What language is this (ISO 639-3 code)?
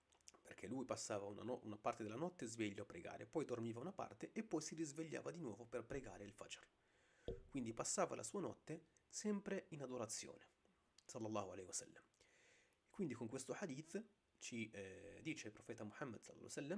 ita